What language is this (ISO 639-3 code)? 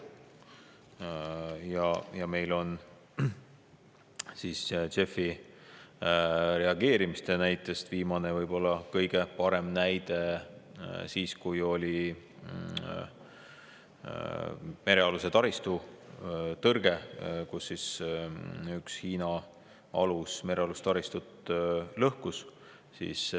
est